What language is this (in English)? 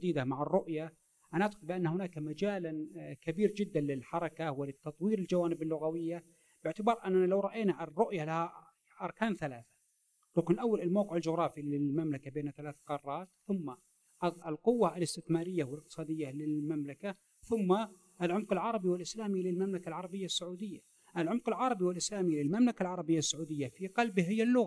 Arabic